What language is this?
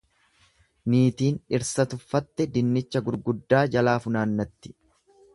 Oromo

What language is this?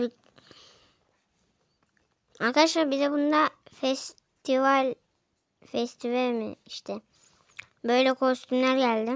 Turkish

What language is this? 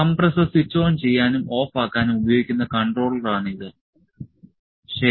Malayalam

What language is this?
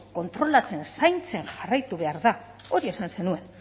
Basque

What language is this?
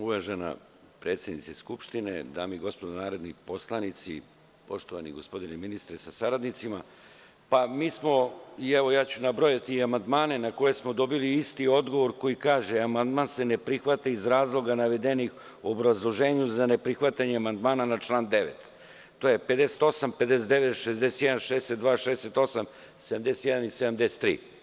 Serbian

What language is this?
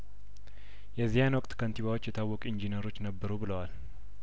Amharic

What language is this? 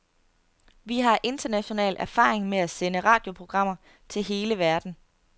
Danish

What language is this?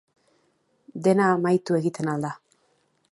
Basque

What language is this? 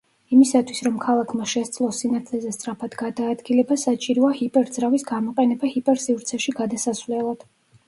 Georgian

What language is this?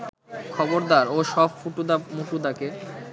Bangla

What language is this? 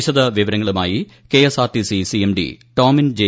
Malayalam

